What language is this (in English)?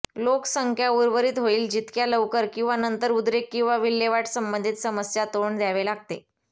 Marathi